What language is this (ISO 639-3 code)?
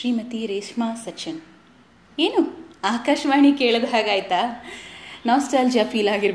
kan